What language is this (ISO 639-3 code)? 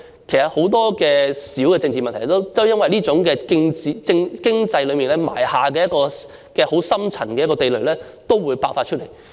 yue